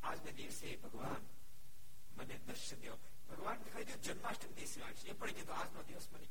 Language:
Gujarati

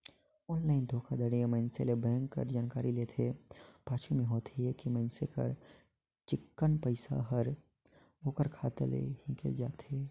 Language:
Chhattisgarhi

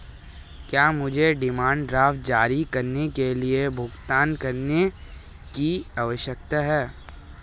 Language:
Hindi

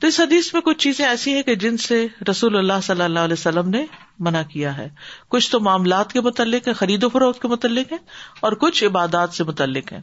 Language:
Urdu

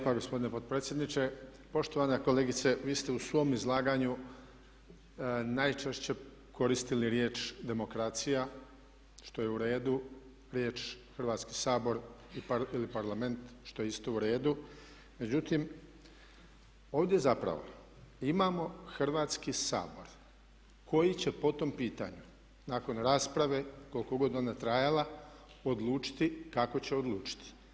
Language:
Croatian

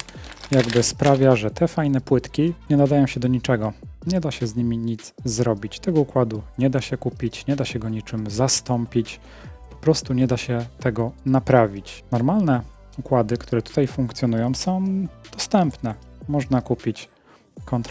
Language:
Polish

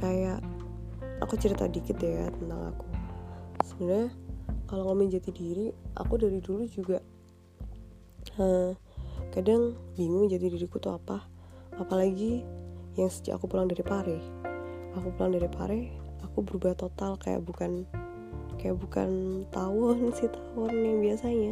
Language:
Indonesian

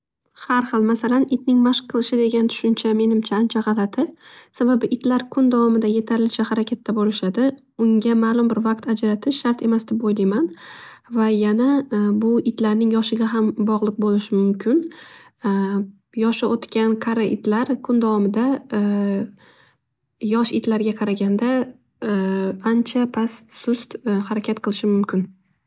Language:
Uzbek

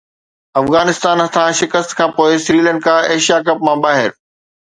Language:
Sindhi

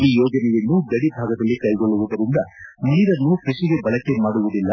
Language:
Kannada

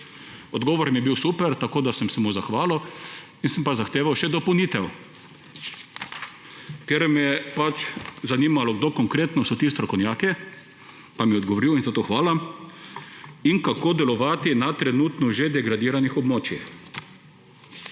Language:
Slovenian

